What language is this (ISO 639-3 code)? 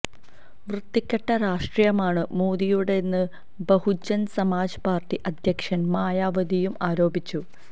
mal